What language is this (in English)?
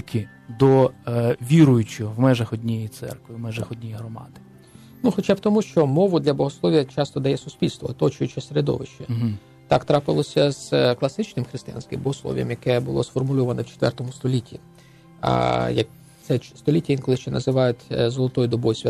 Ukrainian